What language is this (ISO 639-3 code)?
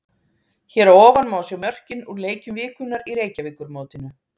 isl